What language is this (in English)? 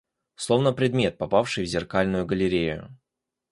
Russian